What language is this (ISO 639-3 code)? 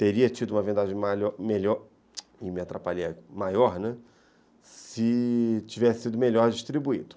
por